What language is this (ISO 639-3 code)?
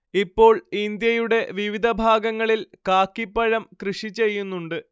mal